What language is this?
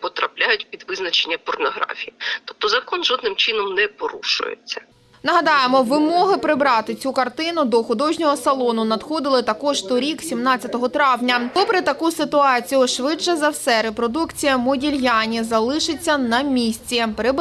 Ukrainian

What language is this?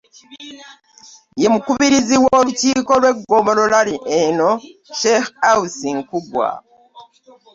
Ganda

